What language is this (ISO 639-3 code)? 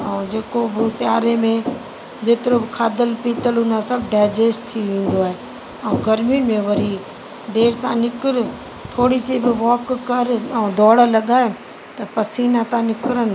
snd